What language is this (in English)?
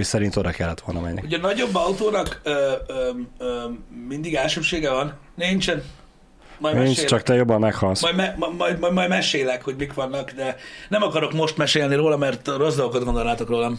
Hungarian